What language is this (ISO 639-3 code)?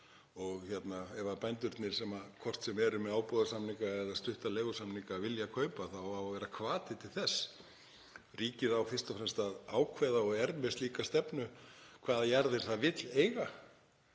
isl